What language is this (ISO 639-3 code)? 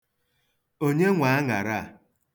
ibo